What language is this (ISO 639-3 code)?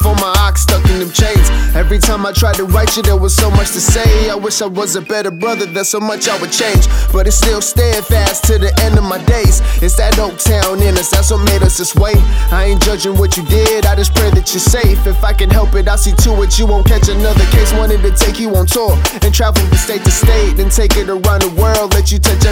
eng